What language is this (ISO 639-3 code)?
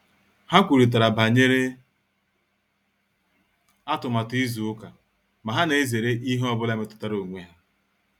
ibo